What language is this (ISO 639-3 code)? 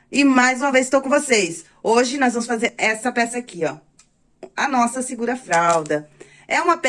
por